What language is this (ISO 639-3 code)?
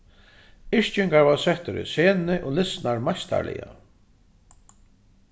fao